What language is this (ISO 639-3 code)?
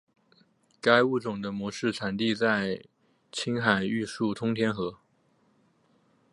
zho